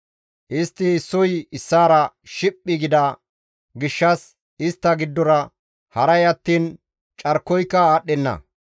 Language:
Gamo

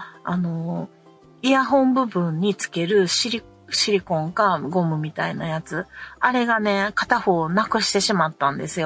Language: Japanese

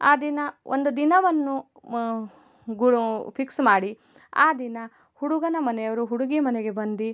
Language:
Kannada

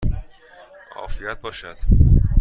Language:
Persian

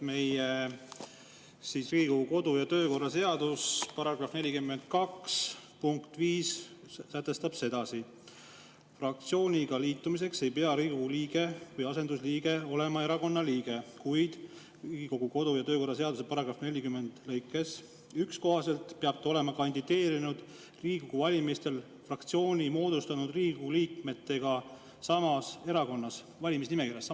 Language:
Estonian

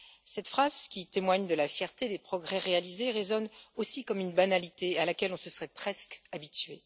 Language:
French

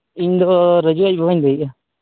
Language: Santali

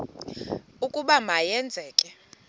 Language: Xhosa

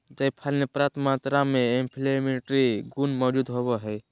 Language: Magahi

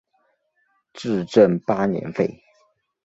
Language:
Chinese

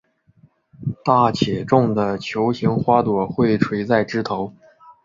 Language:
Chinese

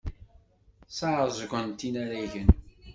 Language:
Kabyle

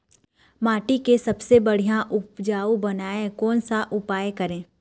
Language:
Chhattisgarhi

